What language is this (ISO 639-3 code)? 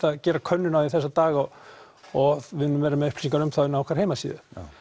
isl